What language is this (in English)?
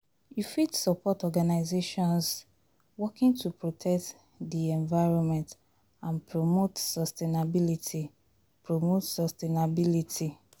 Nigerian Pidgin